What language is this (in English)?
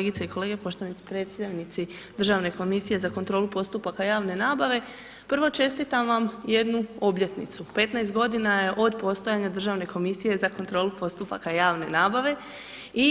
Croatian